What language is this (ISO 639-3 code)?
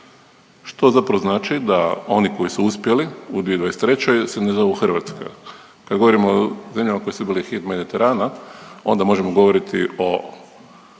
hrv